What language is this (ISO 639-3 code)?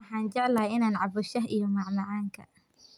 som